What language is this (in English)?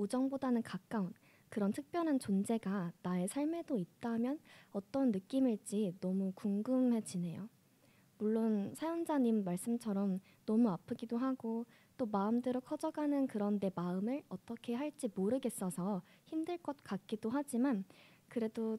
Korean